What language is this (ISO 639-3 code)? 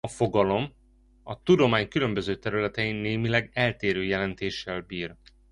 hun